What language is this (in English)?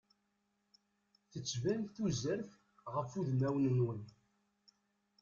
Kabyle